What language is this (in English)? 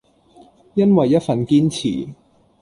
Cantonese